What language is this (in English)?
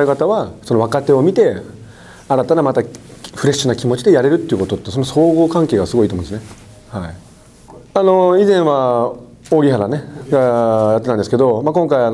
Japanese